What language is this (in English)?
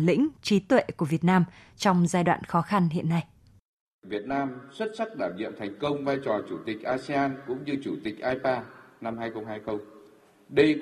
Vietnamese